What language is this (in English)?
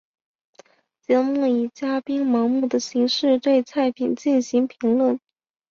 Chinese